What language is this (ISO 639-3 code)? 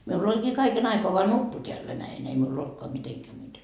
fin